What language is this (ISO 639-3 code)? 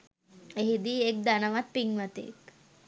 sin